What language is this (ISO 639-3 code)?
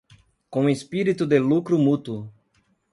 por